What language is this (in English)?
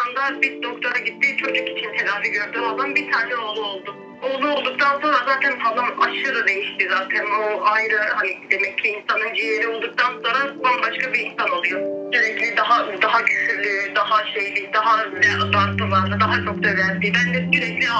Turkish